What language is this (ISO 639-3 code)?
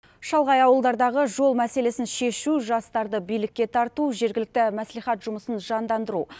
kaz